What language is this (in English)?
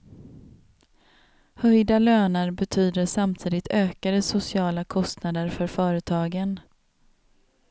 Swedish